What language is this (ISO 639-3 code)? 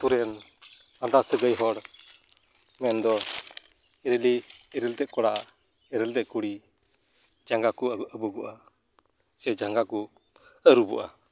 sat